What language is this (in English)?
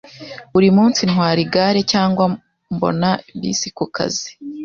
Kinyarwanda